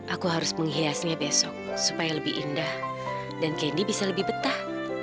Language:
Indonesian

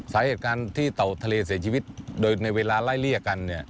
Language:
Thai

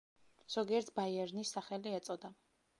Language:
Georgian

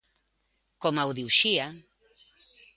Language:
Galician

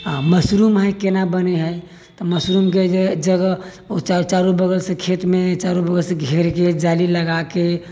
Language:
Maithili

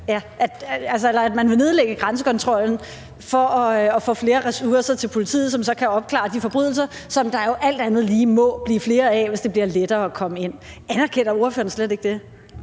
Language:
Danish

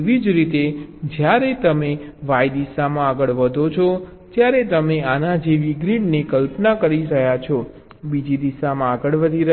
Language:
Gujarati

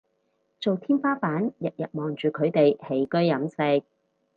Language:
Cantonese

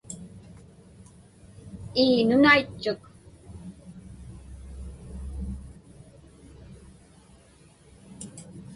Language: Inupiaq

